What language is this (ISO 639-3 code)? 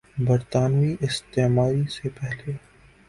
urd